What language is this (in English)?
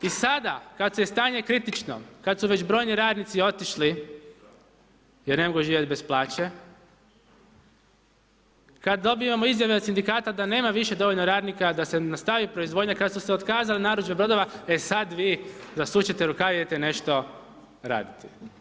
Croatian